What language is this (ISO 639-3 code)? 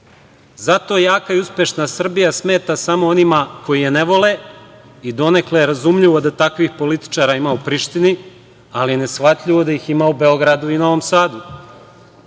srp